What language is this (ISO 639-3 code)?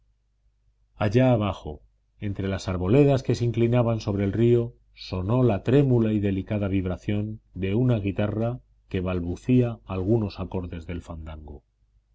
spa